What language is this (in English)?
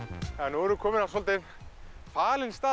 Icelandic